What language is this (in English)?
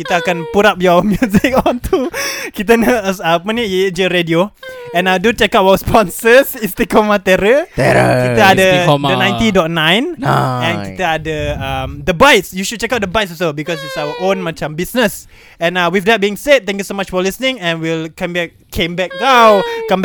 Malay